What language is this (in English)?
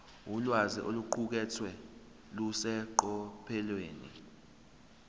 Zulu